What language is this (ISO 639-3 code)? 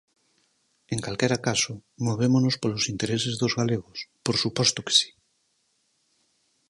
glg